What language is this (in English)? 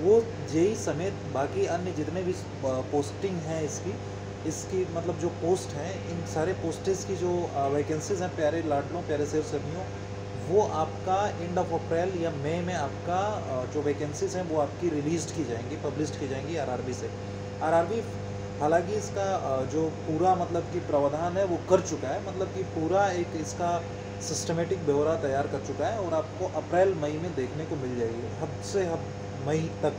Hindi